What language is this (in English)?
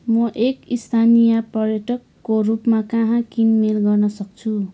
Nepali